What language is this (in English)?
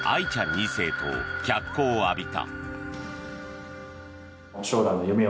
Japanese